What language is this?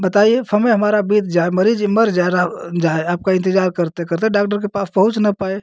Hindi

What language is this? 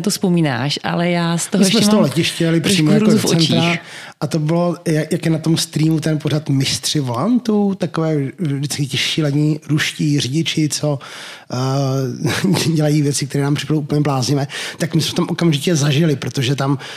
Czech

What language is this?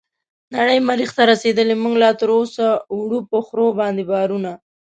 Pashto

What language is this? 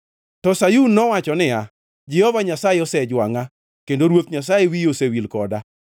Luo (Kenya and Tanzania)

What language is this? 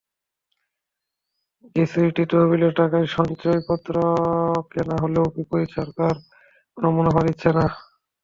Bangla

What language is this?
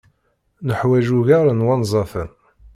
Kabyle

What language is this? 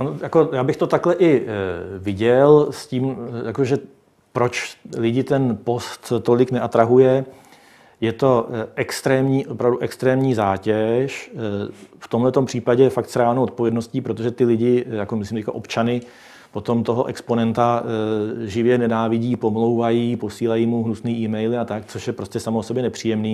Czech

